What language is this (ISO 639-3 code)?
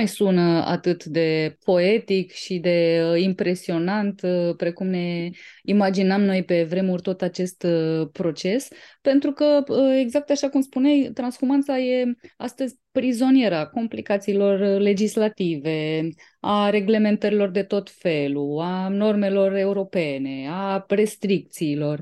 ron